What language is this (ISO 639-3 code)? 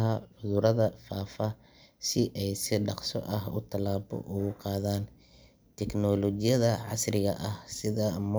som